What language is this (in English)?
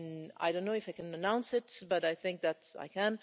English